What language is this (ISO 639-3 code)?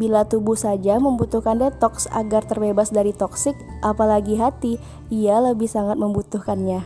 ind